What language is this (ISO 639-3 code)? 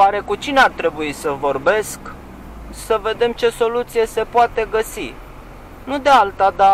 ron